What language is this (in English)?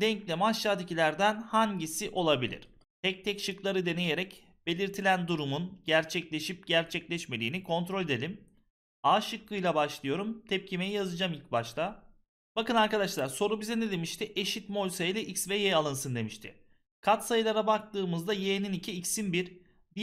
Turkish